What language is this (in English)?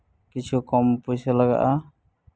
Santali